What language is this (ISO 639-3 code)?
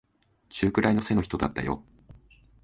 jpn